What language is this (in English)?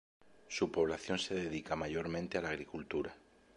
Spanish